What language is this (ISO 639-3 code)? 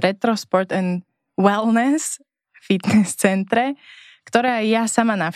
slk